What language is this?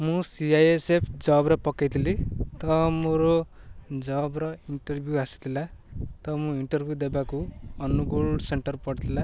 Odia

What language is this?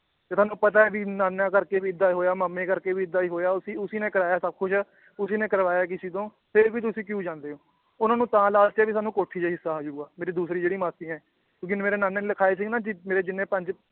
Punjabi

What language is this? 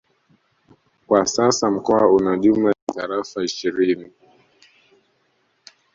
Swahili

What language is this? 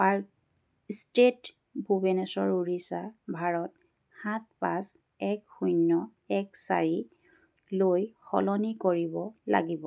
Assamese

